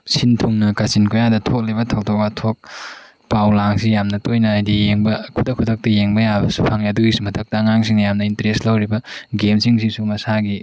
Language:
Manipuri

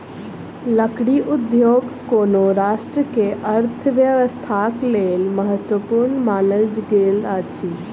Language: Maithili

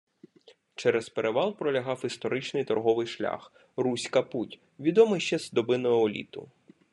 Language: Ukrainian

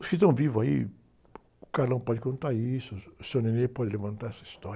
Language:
Portuguese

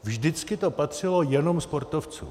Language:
Czech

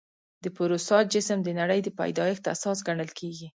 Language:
Pashto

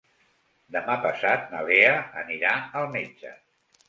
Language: Catalan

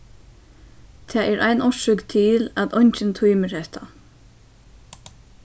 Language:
Faroese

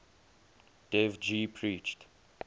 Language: English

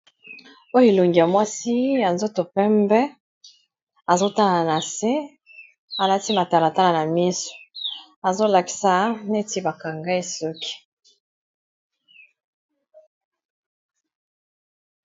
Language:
Lingala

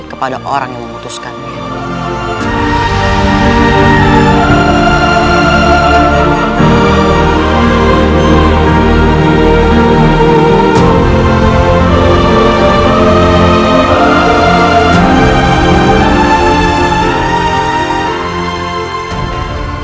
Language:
Indonesian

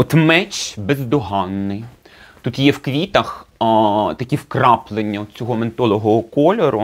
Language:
Ukrainian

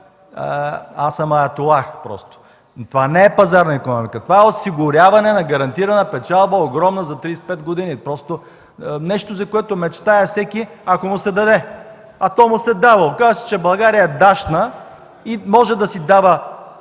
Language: Bulgarian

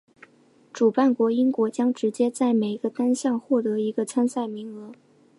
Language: Chinese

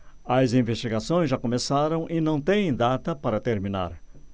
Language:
Portuguese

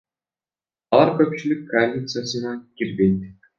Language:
Kyrgyz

